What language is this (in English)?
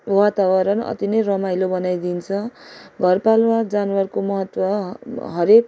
Nepali